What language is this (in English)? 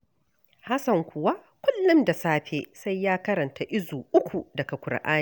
Hausa